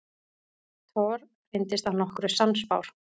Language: Icelandic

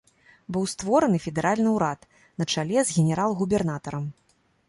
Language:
Belarusian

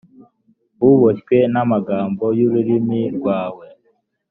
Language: Kinyarwanda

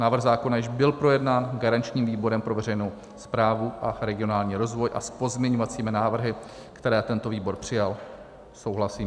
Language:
Czech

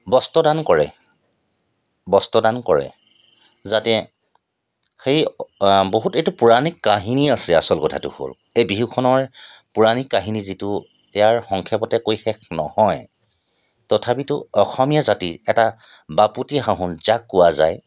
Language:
Assamese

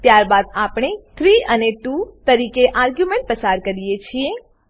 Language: Gujarati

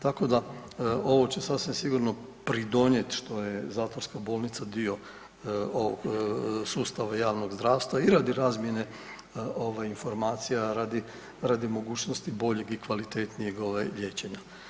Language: Croatian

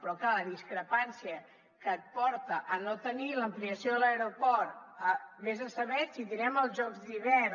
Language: Catalan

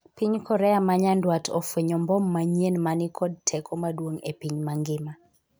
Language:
Luo (Kenya and Tanzania)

